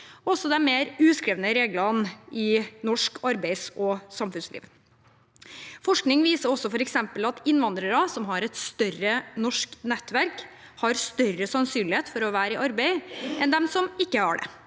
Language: Norwegian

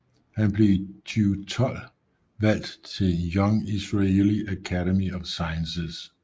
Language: Danish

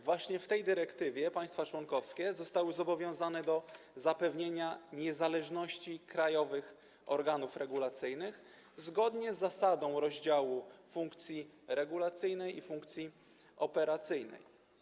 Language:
Polish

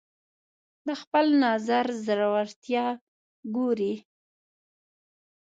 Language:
Pashto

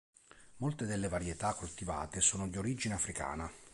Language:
Italian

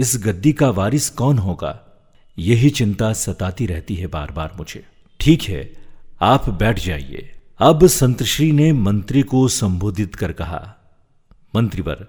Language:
Hindi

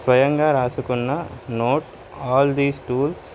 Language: Telugu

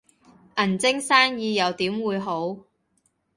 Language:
Cantonese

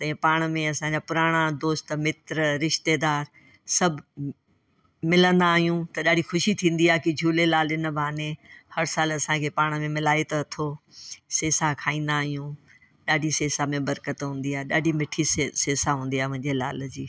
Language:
Sindhi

